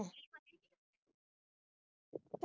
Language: Punjabi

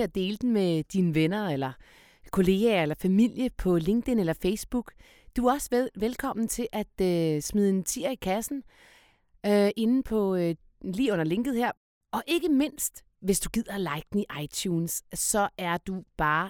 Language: Danish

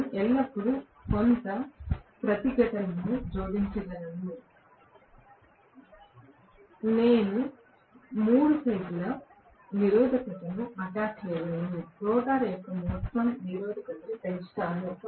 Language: Telugu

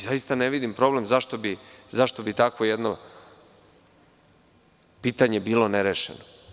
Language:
Serbian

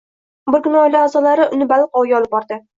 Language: Uzbek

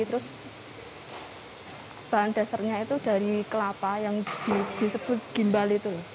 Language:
Indonesian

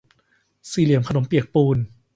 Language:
Thai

